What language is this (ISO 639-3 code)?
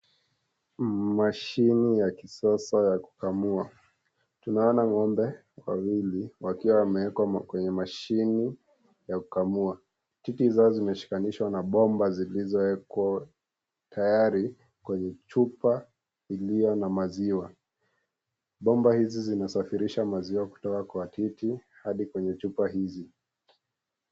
swa